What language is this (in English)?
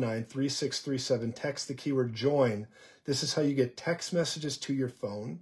English